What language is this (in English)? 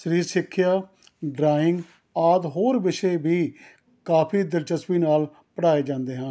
Punjabi